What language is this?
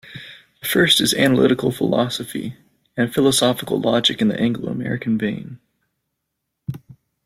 English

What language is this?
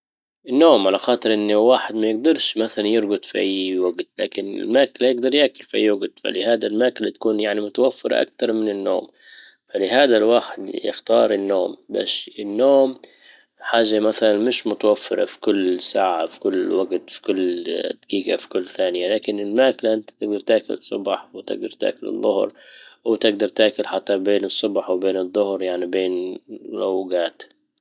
Libyan Arabic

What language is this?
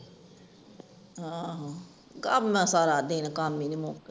Punjabi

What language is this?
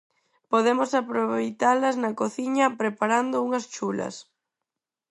Galician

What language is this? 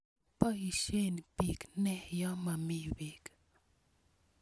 Kalenjin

